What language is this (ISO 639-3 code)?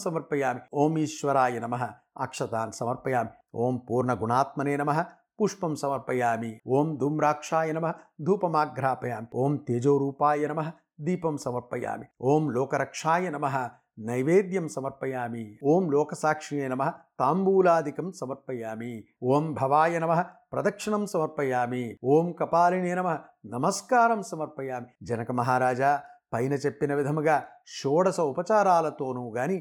tel